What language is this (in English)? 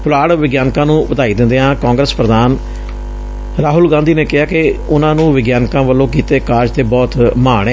Punjabi